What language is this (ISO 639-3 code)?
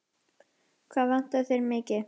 isl